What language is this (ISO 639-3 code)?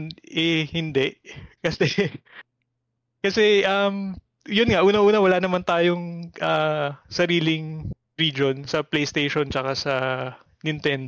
fil